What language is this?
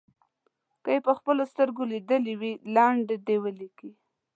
Pashto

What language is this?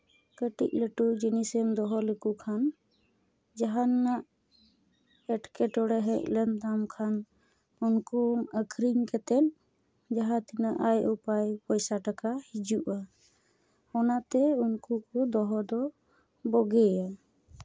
Santali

